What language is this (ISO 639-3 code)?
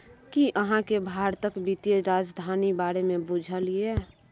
mai